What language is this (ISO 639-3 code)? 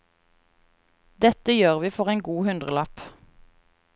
nor